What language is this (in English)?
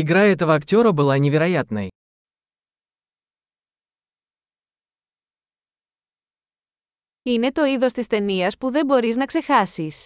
Greek